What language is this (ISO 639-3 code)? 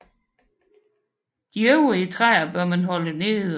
dan